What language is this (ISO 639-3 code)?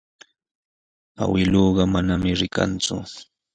qws